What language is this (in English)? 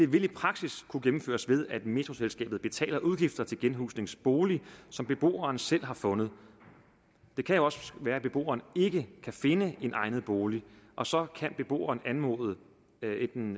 Danish